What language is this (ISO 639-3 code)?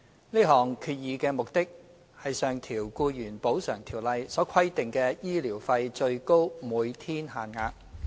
yue